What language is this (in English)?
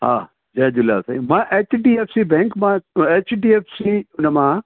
Sindhi